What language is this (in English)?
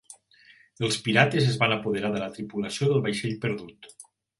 Catalan